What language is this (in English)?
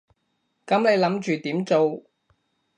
Cantonese